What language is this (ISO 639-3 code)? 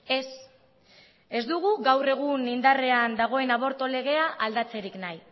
eus